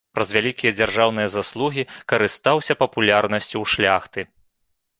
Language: Belarusian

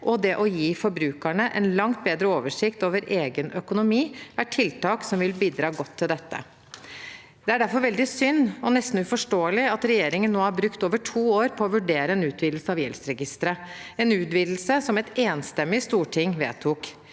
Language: Norwegian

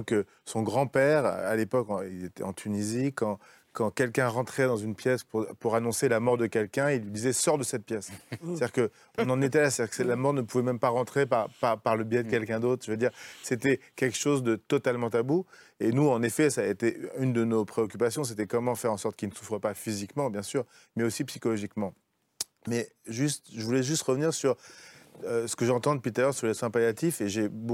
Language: French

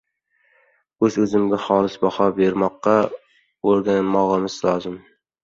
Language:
Uzbek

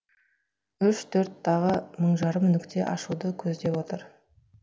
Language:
Kazakh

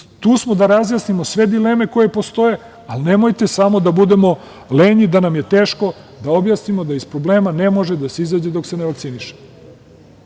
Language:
Serbian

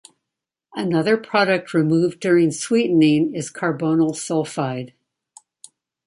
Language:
English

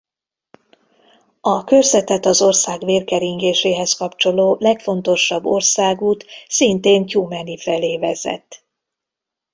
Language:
Hungarian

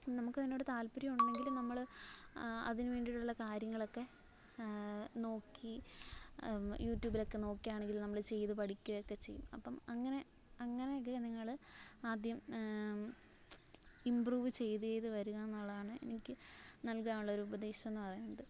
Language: Malayalam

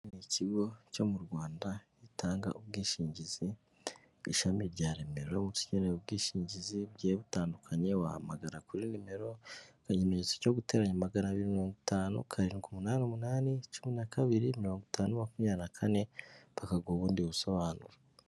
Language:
Kinyarwanda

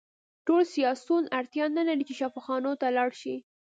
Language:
Pashto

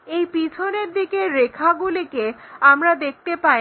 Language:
Bangla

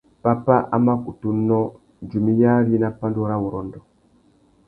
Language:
Tuki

